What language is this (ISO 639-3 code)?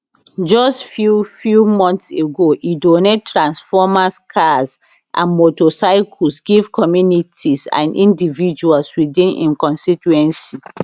pcm